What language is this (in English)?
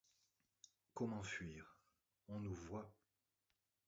French